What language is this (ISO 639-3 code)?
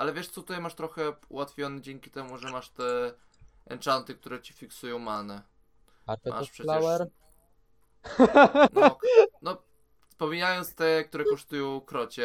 pol